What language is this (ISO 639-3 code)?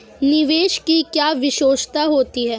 hin